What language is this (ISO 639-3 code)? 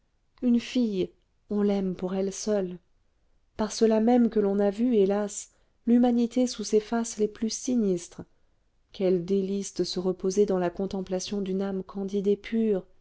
fra